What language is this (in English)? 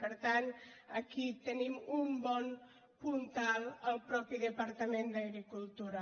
Catalan